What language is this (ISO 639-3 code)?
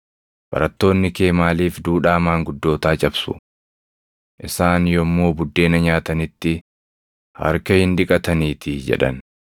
orm